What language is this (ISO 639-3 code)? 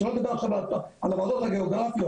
heb